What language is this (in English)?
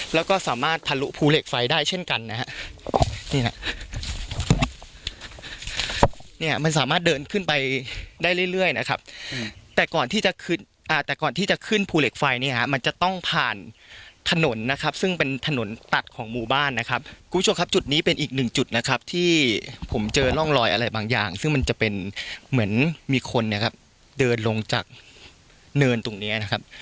Thai